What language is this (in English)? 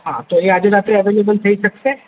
Gujarati